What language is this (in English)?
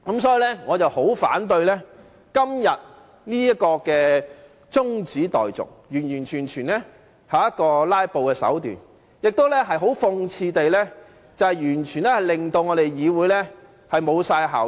Cantonese